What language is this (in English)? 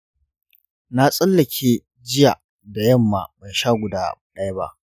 Hausa